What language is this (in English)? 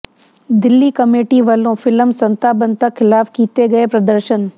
Punjabi